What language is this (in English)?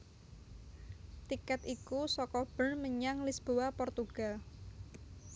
Javanese